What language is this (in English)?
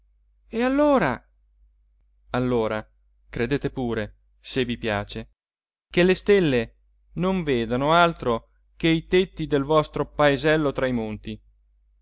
Italian